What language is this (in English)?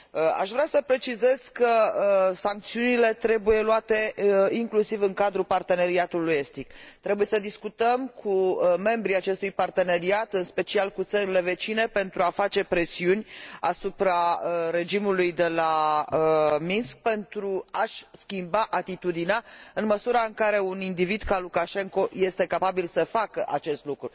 Romanian